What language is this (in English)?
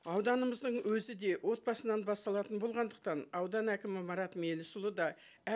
Kazakh